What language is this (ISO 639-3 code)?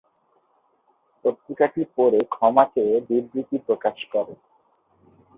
ben